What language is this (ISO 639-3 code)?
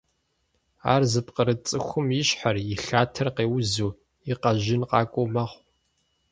kbd